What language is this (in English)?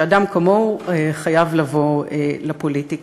Hebrew